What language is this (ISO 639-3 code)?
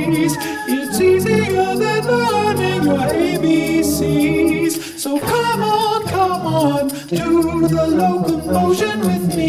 eng